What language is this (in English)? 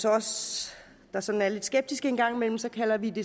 Danish